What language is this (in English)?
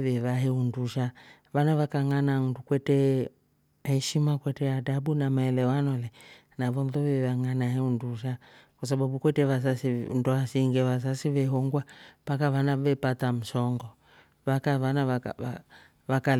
Rombo